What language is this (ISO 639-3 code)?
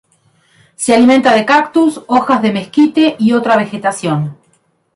spa